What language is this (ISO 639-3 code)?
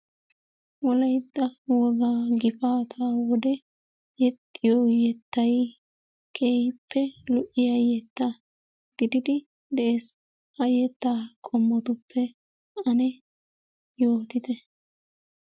wal